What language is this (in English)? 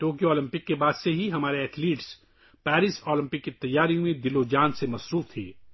Urdu